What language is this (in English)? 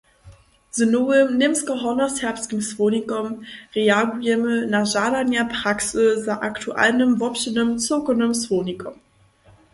Upper Sorbian